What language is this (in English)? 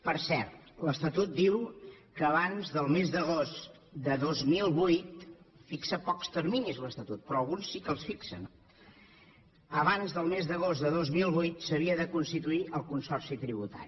Catalan